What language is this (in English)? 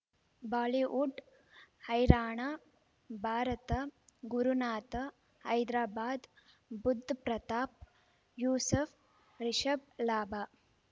Kannada